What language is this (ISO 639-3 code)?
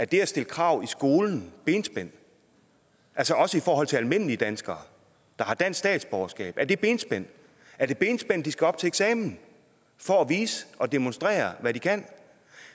dan